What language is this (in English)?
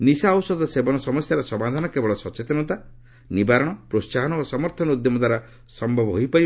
Odia